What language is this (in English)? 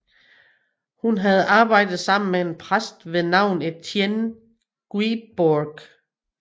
Danish